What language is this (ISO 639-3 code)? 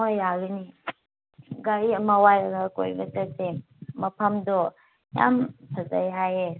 mni